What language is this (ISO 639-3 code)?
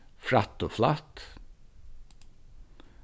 fao